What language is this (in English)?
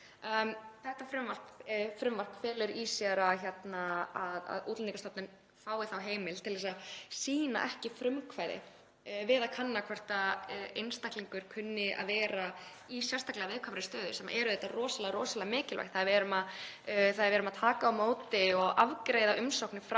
Icelandic